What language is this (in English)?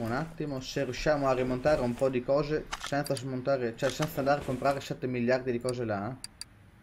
Italian